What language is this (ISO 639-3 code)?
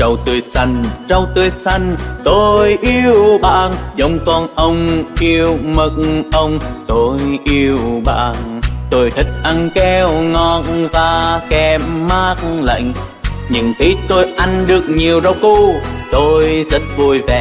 vie